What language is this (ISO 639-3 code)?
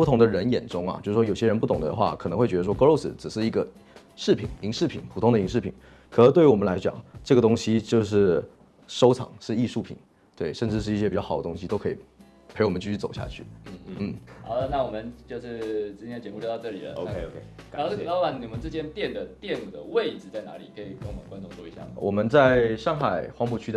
zho